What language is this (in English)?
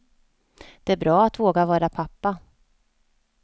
Swedish